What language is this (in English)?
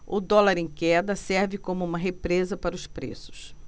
Portuguese